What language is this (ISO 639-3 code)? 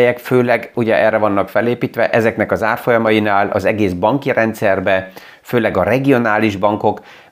hun